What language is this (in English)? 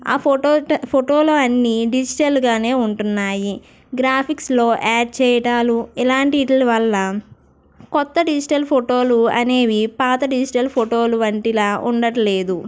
Telugu